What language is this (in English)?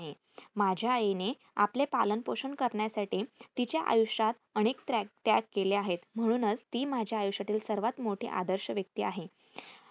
Marathi